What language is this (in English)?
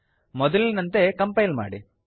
Kannada